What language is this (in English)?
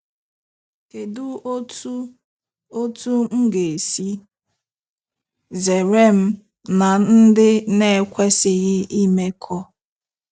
Igbo